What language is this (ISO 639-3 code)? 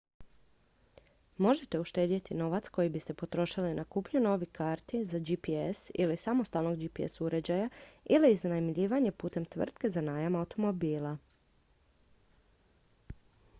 hrv